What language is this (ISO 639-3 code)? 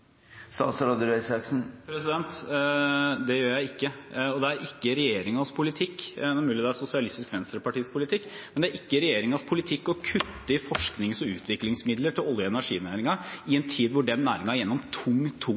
nor